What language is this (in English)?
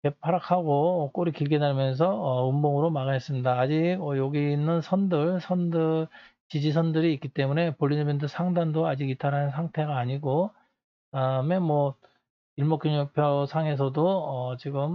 Korean